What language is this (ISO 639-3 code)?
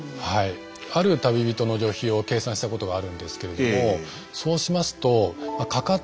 jpn